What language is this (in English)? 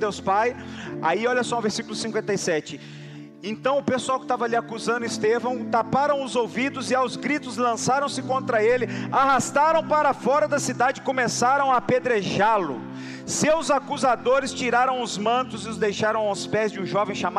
Portuguese